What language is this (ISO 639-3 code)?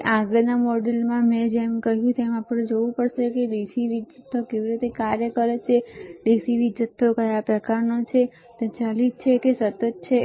guj